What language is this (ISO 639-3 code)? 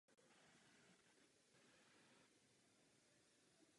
ces